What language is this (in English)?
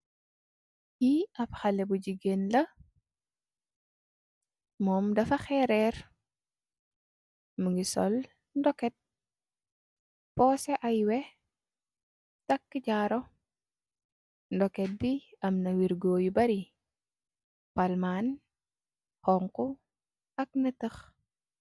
Wolof